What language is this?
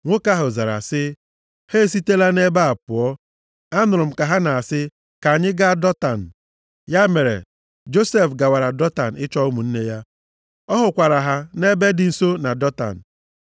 Igbo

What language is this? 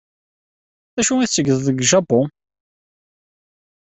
Kabyle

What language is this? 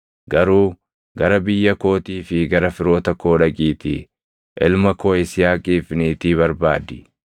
Oromo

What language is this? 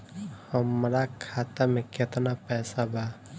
Bhojpuri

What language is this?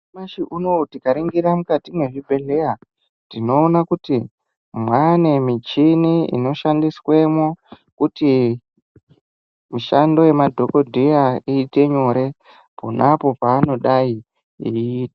Ndau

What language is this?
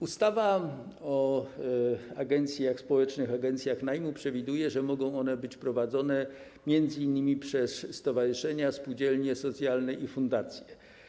Polish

